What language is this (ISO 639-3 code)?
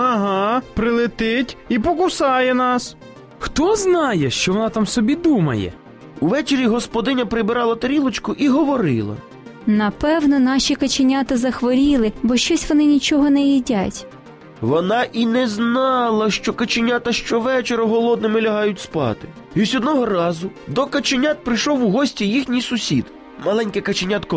ukr